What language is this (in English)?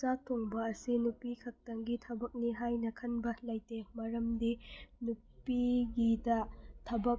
Manipuri